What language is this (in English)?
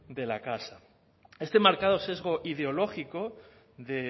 Spanish